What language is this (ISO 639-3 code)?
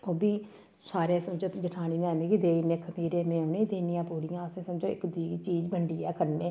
doi